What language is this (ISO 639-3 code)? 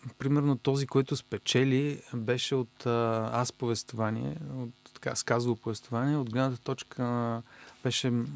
bul